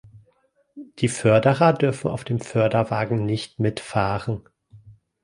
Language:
German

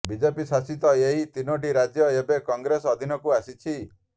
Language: Odia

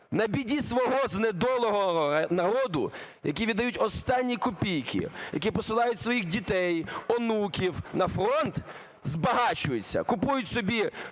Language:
Ukrainian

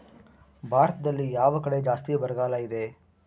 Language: Kannada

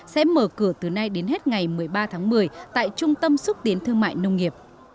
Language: Vietnamese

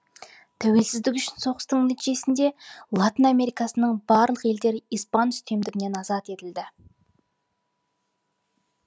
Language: Kazakh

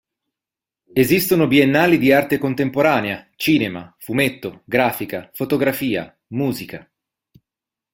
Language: Italian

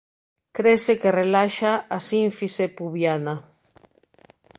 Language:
Galician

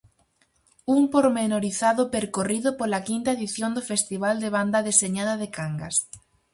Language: Galician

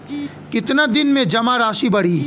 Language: Bhojpuri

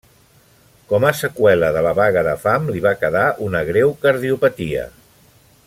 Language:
Catalan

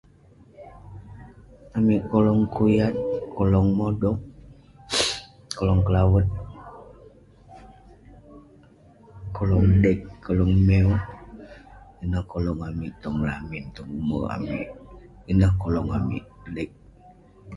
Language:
Western Penan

